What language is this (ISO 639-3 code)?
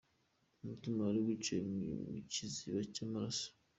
kin